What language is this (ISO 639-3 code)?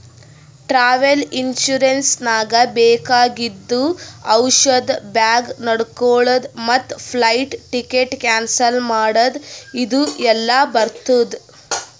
kan